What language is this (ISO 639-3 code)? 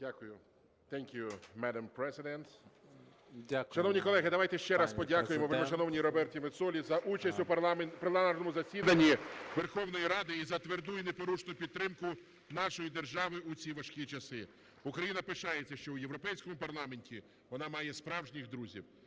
ukr